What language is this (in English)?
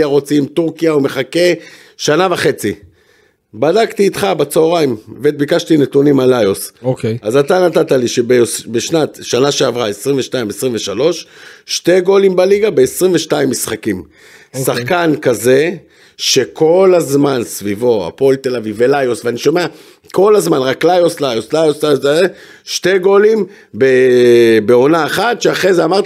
Hebrew